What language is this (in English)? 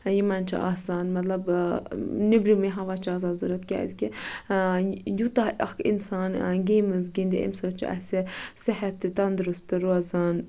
Kashmiri